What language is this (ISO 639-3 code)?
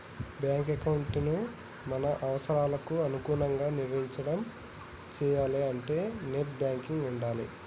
tel